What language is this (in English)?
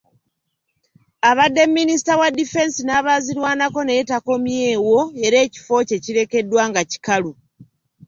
Ganda